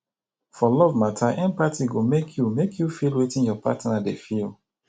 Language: Nigerian Pidgin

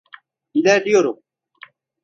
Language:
Turkish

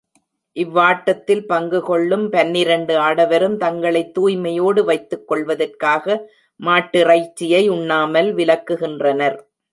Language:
Tamil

